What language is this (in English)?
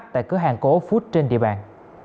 Vietnamese